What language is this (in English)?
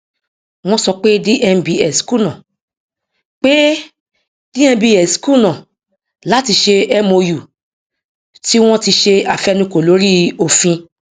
Yoruba